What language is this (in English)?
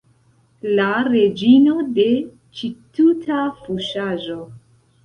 Esperanto